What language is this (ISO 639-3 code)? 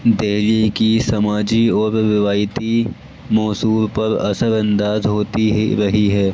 urd